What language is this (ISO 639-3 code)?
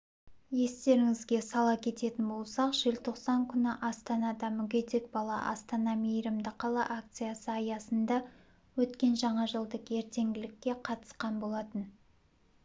kaz